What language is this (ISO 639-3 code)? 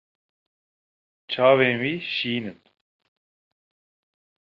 kur